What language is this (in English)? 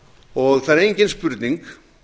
Icelandic